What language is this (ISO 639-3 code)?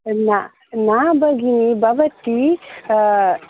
san